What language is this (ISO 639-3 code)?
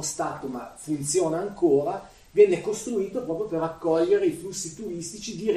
ita